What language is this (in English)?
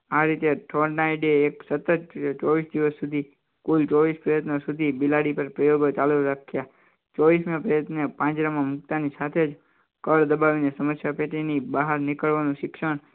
Gujarati